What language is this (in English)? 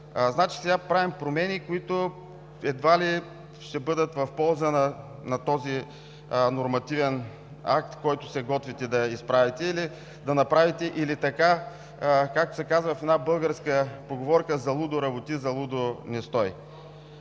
Bulgarian